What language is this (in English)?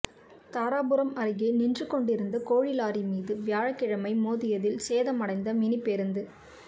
Tamil